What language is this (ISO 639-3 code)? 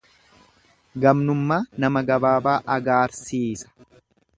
orm